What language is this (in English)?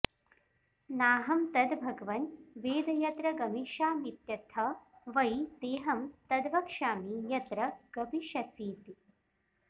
Sanskrit